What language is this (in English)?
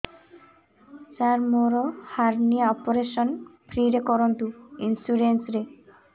Odia